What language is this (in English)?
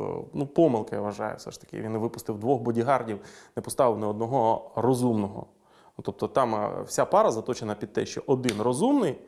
Ukrainian